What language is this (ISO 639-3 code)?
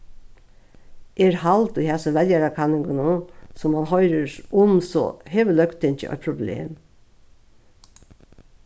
fao